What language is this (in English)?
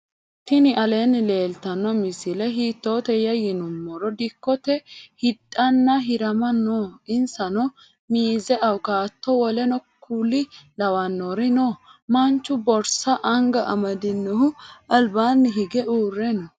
Sidamo